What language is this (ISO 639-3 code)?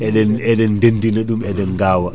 ful